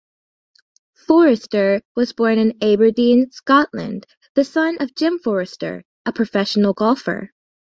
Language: English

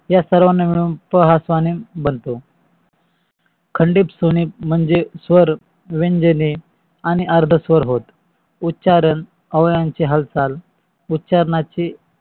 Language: Marathi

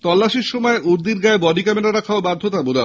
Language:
Bangla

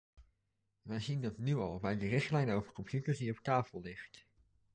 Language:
Dutch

